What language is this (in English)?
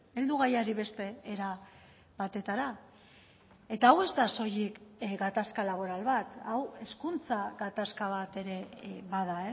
Basque